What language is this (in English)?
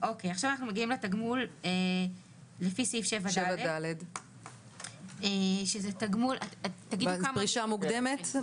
Hebrew